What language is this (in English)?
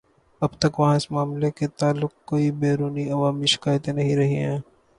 Urdu